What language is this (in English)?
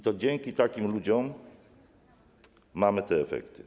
Polish